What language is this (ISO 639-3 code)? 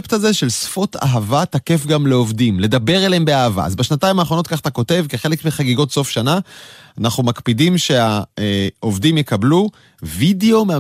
heb